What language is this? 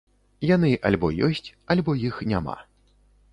Belarusian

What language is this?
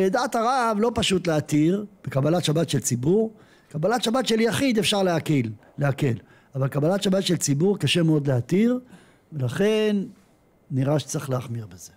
Hebrew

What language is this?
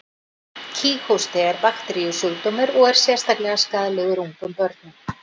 Icelandic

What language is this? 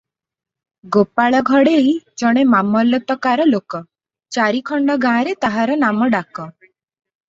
Odia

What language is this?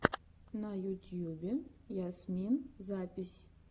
Russian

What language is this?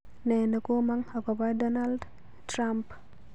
Kalenjin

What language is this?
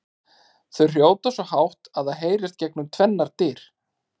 Icelandic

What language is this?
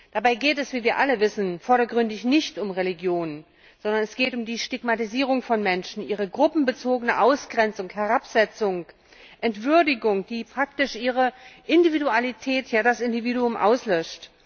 German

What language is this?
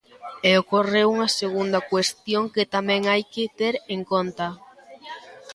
Galician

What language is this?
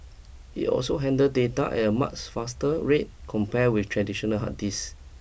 English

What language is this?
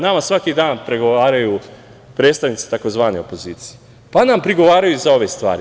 Serbian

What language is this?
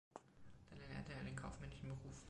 German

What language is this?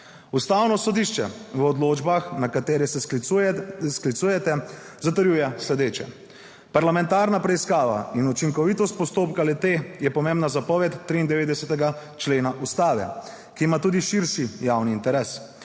Slovenian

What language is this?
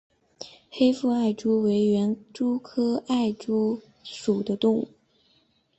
Chinese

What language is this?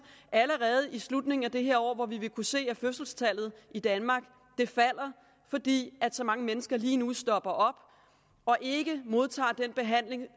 Danish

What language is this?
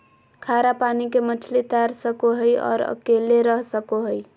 Magahi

